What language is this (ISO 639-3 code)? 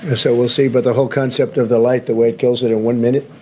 eng